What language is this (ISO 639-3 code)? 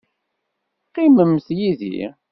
kab